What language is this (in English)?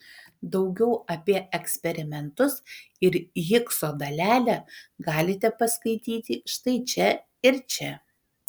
Lithuanian